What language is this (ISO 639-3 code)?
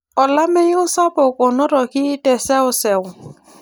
mas